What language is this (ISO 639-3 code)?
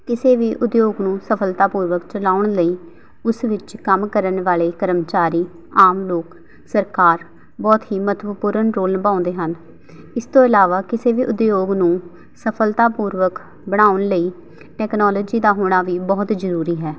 pan